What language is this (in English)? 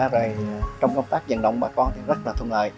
Vietnamese